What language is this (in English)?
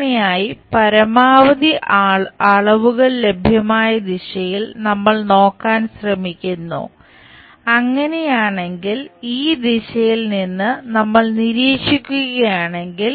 Malayalam